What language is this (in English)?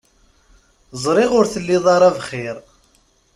Kabyle